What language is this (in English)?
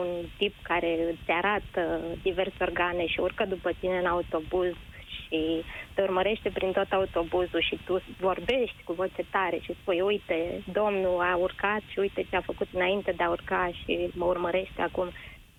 Romanian